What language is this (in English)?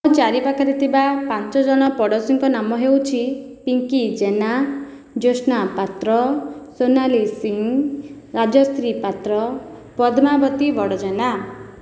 Odia